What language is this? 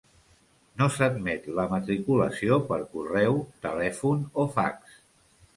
Catalan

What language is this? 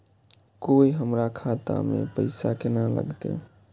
Maithili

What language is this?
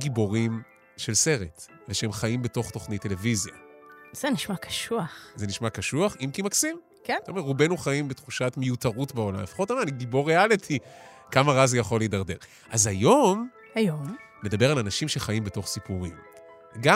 Hebrew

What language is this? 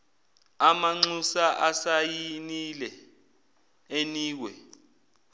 Zulu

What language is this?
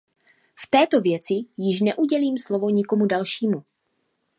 Czech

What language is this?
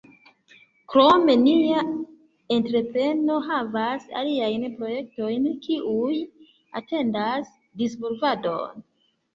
Esperanto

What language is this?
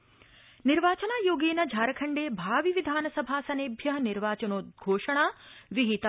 Sanskrit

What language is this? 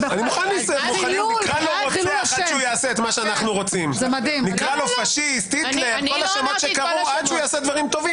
Hebrew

